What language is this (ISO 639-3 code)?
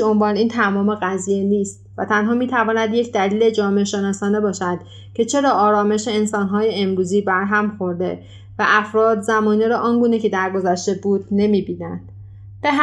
fas